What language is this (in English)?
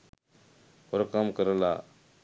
Sinhala